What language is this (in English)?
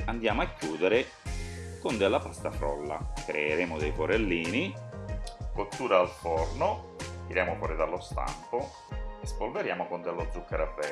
Italian